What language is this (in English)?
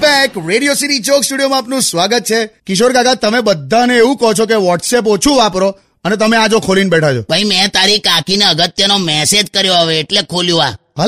Hindi